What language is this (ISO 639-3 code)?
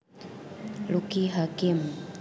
jav